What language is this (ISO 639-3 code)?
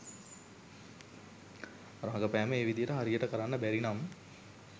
sin